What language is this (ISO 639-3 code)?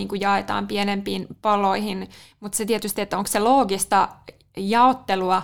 fin